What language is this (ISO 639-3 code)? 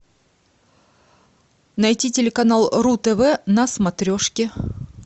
rus